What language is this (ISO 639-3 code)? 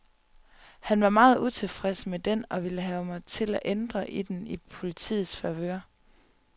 dan